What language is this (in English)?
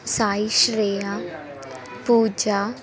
Sanskrit